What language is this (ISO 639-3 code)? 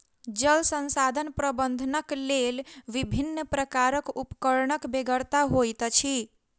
mai